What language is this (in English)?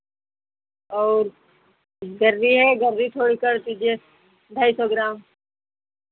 Hindi